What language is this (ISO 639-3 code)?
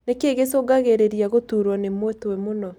kik